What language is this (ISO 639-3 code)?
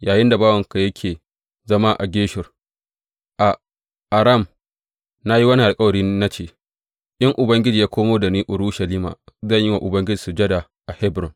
hau